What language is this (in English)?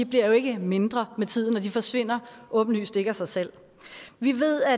Danish